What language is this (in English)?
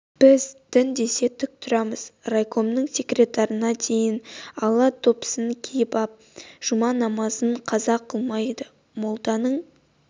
Kazakh